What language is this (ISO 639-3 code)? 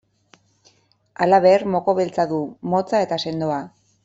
eus